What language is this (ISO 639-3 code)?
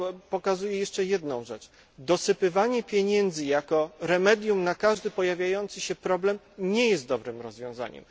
pol